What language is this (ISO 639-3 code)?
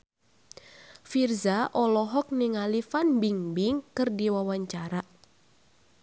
sun